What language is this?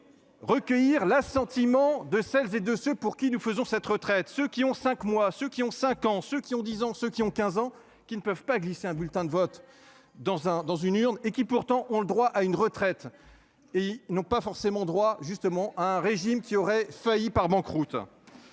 French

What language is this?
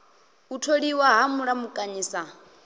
Venda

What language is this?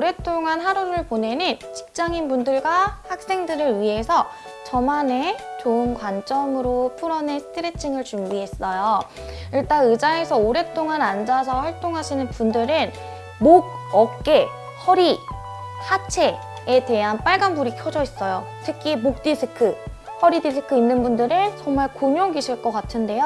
Korean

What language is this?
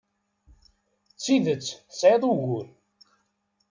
Kabyle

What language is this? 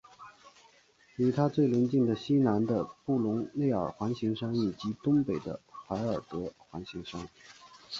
Chinese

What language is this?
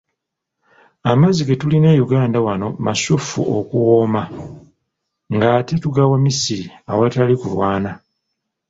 Ganda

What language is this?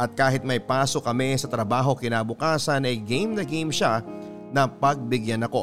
Filipino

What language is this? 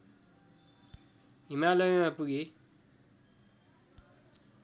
Nepali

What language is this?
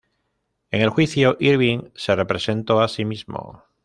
Spanish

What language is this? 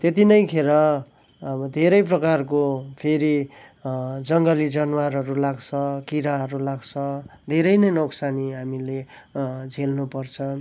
Nepali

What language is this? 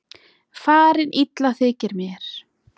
Icelandic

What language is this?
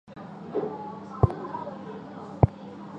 Chinese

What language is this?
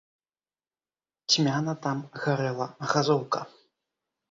Belarusian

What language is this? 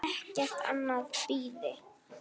Icelandic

